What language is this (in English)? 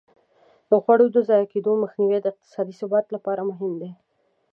Pashto